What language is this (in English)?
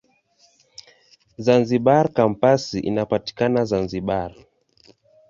Swahili